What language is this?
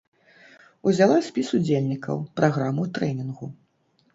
Belarusian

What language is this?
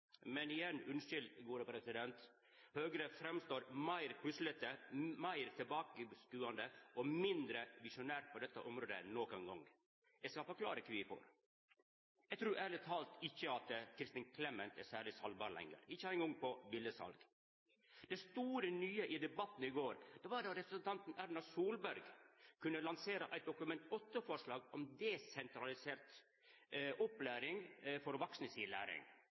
Norwegian Nynorsk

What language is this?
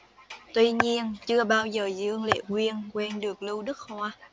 Vietnamese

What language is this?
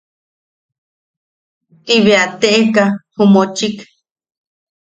Yaqui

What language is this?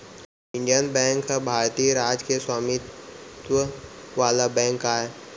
Chhattisgarhi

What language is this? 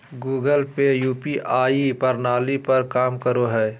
Magahi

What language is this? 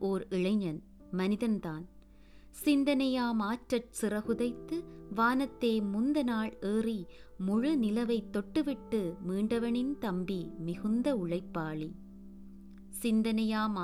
Tamil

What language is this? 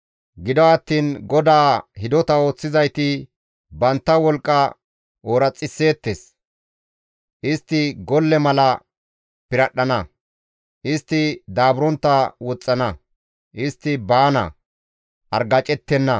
Gamo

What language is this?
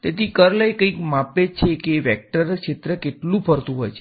Gujarati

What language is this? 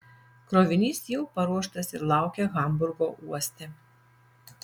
Lithuanian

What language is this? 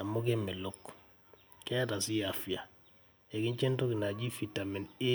Masai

